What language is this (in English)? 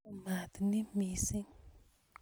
Kalenjin